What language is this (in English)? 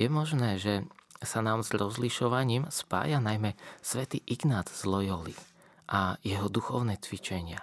Slovak